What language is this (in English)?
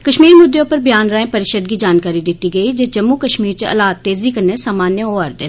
Dogri